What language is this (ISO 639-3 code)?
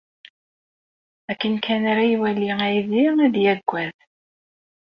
kab